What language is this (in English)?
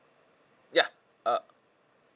English